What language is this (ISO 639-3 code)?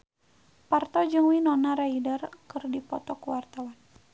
sun